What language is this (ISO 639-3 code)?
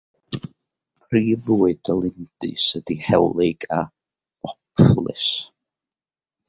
cym